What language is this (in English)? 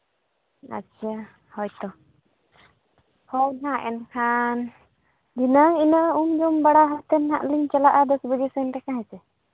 Santali